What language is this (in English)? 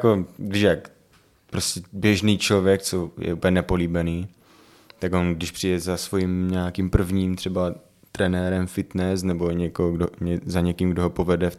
Czech